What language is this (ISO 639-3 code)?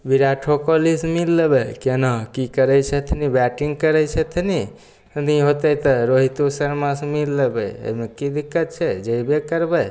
mai